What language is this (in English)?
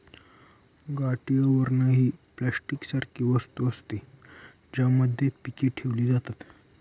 Marathi